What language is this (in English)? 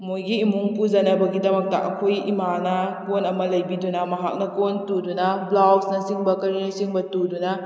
Manipuri